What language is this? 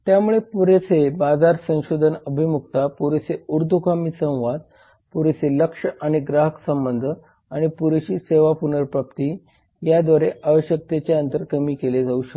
Marathi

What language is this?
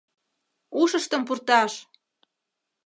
Mari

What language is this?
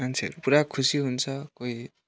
Nepali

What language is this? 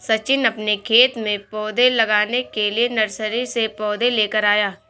Hindi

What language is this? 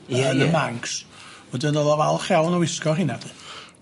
Welsh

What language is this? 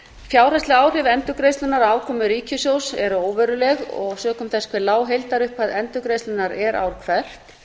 Icelandic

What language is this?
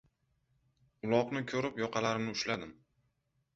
Uzbek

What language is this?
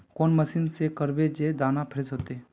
Magahi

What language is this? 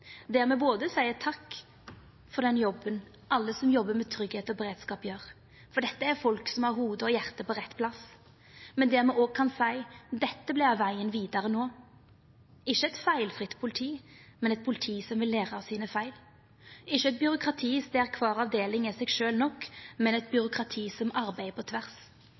Norwegian Nynorsk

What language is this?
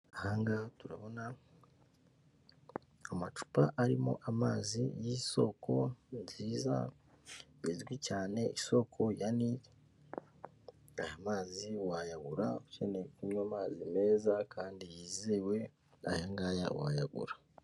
Kinyarwanda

